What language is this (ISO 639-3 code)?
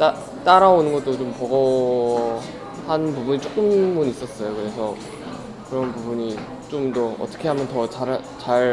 kor